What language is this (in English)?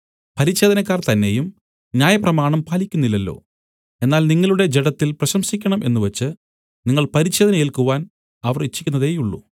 Malayalam